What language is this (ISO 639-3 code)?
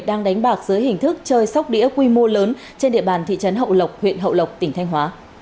vie